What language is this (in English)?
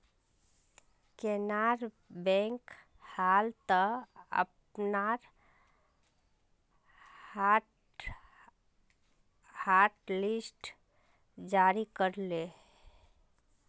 Magahi